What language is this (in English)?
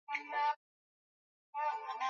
Swahili